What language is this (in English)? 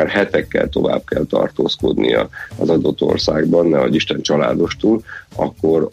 Hungarian